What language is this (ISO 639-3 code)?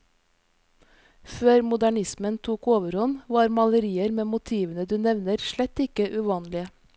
nor